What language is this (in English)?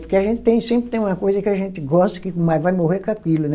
Portuguese